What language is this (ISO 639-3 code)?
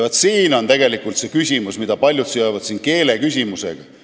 est